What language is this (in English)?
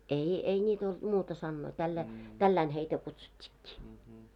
Finnish